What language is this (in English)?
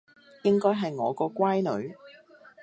Cantonese